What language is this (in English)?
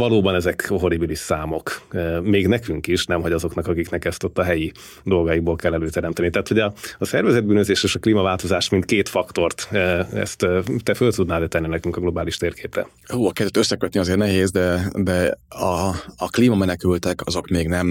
Hungarian